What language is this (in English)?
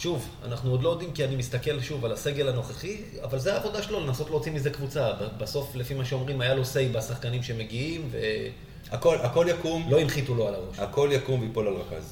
Hebrew